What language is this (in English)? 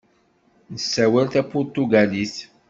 Kabyle